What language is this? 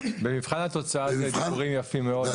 Hebrew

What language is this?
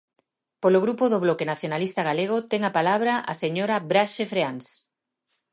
Galician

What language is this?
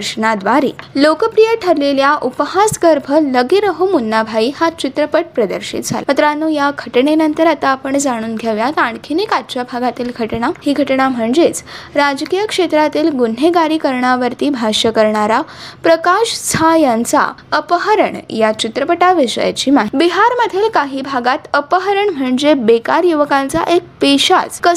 Marathi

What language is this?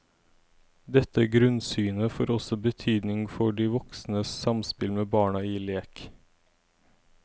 Norwegian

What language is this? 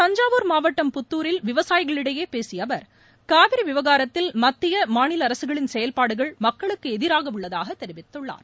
Tamil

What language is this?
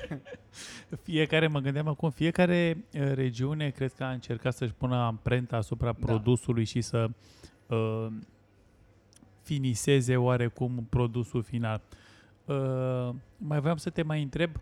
Romanian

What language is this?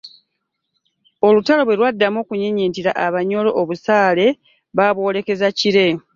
Ganda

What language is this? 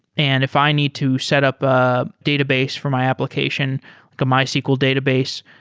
English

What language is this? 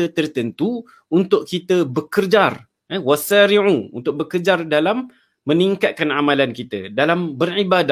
Malay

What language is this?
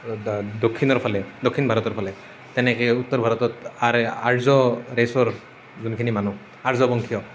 Assamese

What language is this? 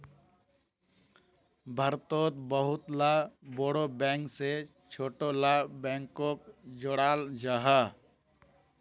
Magahi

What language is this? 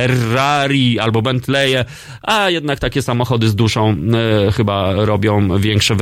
Polish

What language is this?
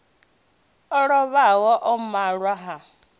Venda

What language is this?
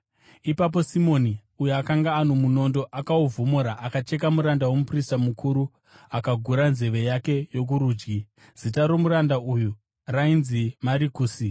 Shona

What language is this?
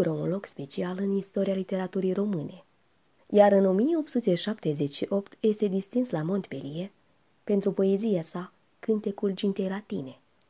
Romanian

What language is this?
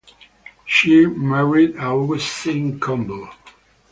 English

